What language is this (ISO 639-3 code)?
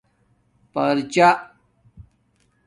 dmk